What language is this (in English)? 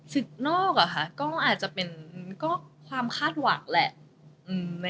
Thai